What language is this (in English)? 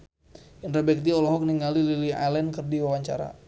Sundanese